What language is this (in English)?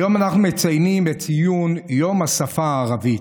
Hebrew